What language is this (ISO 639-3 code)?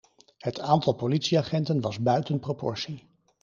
nld